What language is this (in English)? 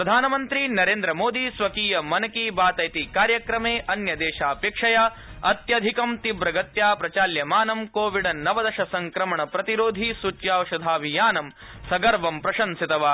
Sanskrit